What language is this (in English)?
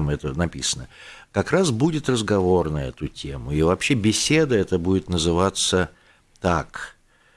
Russian